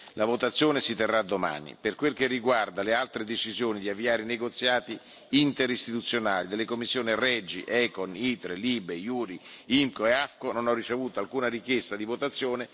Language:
Italian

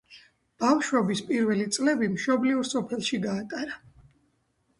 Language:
Georgian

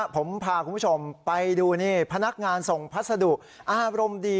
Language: Thai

